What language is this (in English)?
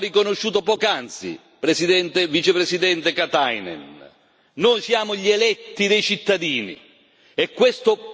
Italian